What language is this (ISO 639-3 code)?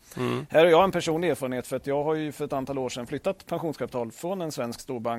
swe